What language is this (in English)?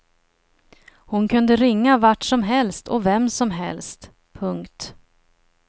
Swedish